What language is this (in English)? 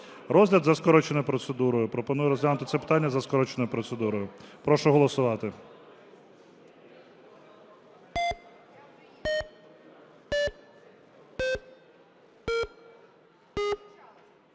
Ukrainian